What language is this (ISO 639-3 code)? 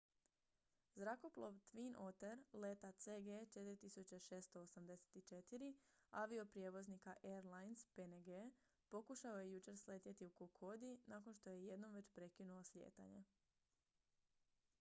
hrv